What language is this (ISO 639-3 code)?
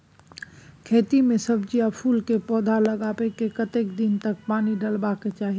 mai